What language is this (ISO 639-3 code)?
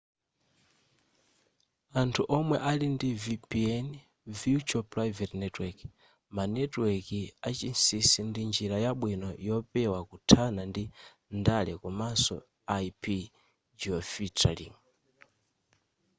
nya